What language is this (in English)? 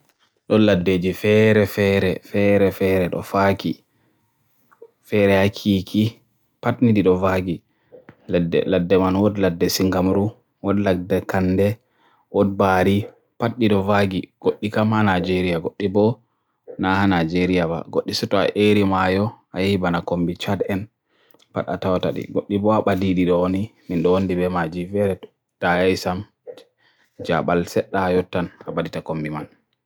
Borgu Fulfulde